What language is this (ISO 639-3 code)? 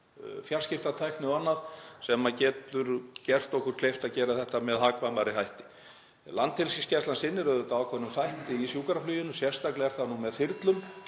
isl